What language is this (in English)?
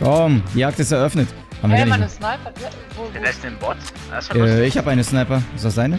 German